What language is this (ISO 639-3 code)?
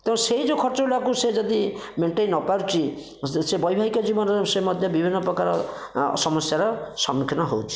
ori